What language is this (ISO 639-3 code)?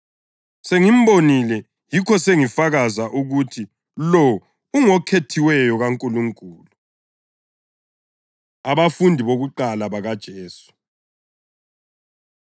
nde